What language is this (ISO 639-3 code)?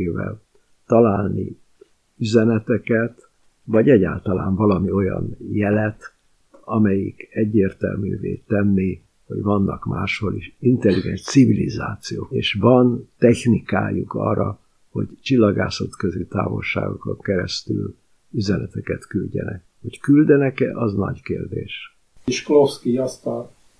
hun